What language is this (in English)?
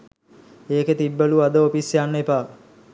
Sinhala